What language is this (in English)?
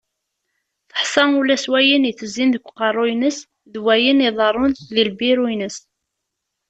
Kabyle